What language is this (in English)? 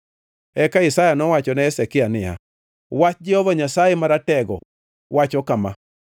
Luo (Kenya and Tanzania)